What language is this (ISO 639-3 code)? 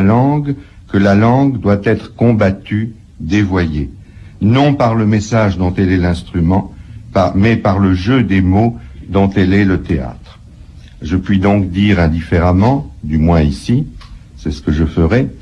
fra